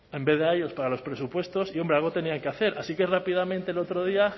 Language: Spanish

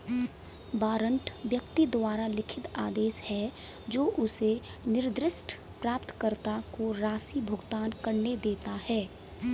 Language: Hindi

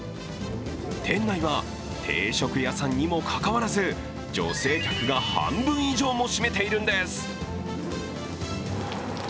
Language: Japanese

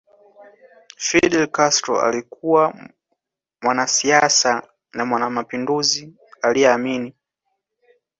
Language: Swahili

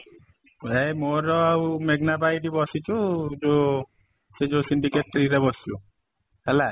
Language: Odia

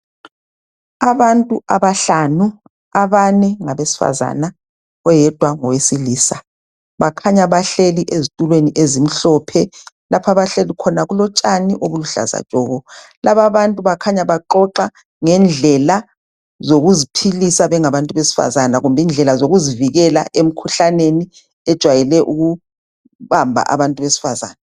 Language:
North Ndebele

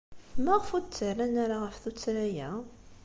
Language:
Kabyle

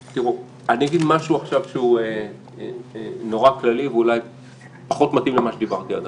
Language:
Hebrew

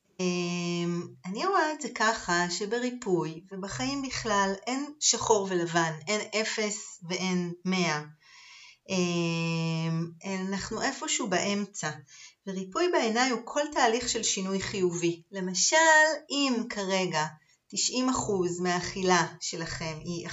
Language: Hebrew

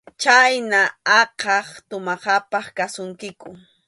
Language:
Arequipa-La Unión Quechua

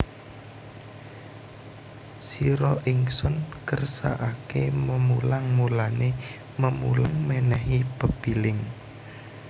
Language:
Javanese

